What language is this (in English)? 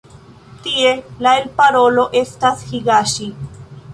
Esperanto